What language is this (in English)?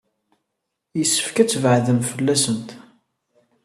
Kabyle